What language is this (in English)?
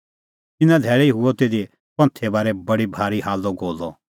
Kullu Pahari